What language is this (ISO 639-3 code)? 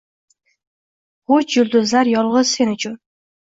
uzb